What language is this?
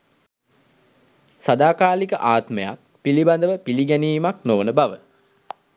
Sinhala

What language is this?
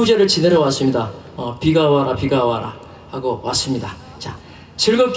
Korean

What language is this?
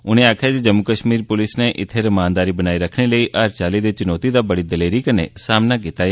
Dogri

